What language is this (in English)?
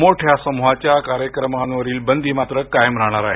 Marathi